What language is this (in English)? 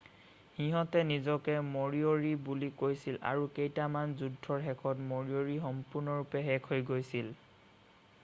Assamese